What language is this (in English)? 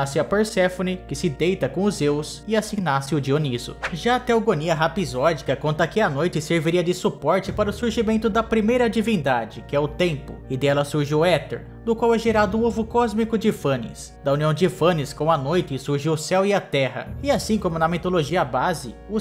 Portuguese